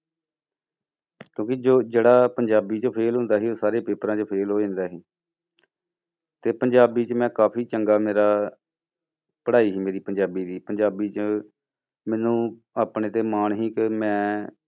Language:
Punjabi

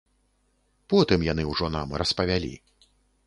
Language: Belarusian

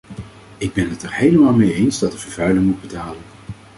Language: Dutch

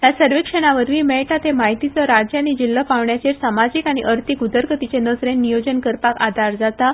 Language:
Konkani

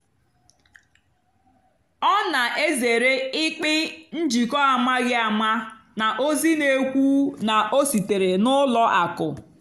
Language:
Igbo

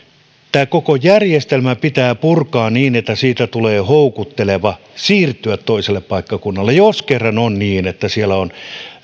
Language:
Finnish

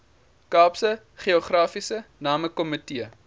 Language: Afrikaans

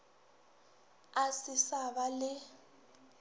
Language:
Northern Sotho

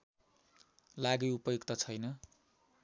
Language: Nepali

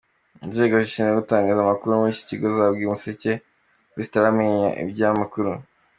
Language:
Kinyarwanda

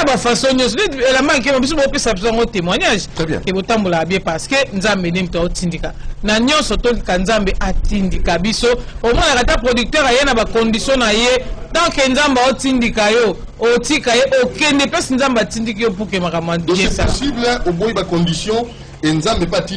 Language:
French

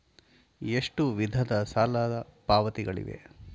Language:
Kannada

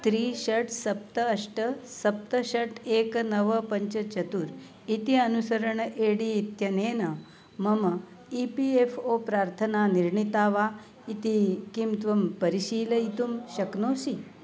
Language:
Sanskrit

